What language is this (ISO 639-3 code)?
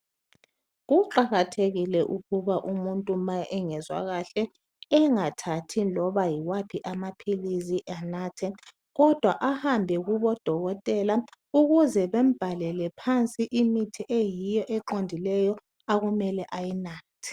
nde